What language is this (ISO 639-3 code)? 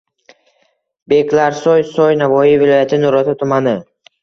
uzb